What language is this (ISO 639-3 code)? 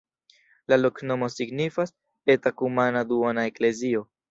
epo